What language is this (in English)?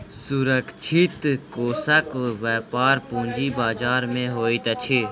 Maithili